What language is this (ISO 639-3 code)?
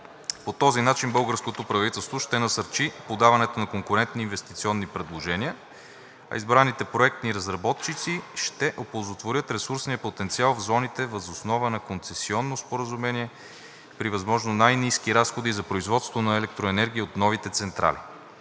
bul